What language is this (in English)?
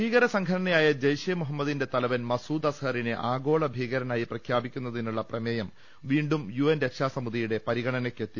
Malayalam